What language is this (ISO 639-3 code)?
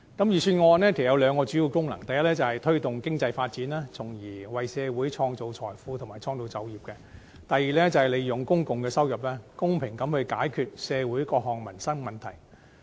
yue